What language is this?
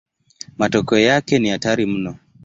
Swahili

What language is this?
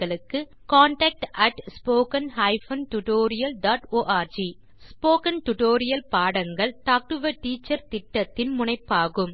Tamil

